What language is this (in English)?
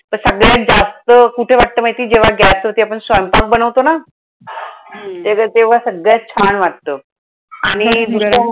Marathi